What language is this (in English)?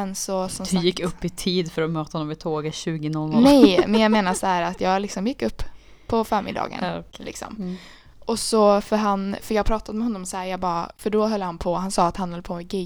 Swedish